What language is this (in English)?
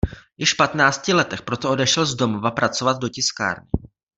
Czech